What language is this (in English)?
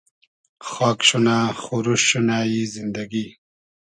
Hazaragi